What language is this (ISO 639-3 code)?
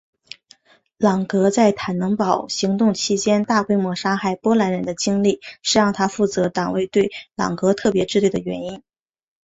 zho